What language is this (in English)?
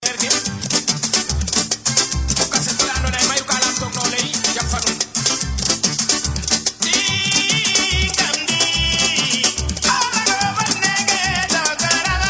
Wolof